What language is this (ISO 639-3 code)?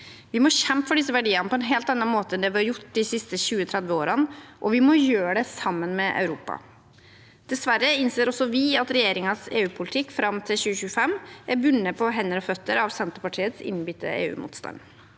nor